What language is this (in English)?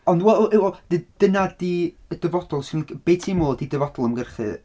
Welsh